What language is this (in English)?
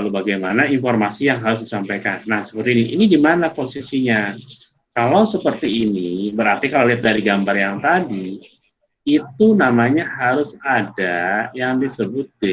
Indonesian